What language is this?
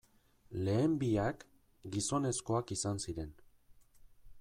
Basque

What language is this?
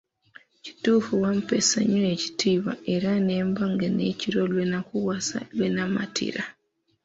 Ganda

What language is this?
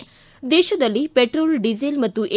Kannada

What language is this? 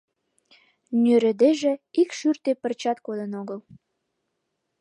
Mari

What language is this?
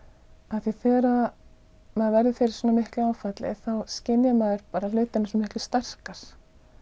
Icelandic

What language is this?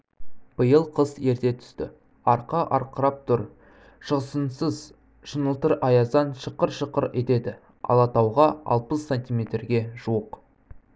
Kazakh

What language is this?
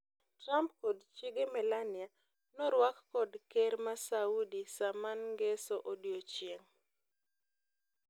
Luo (Kenya and Tanzania)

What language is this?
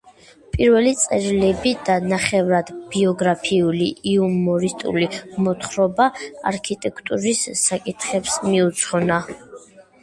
Georgian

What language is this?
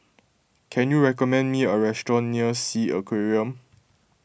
English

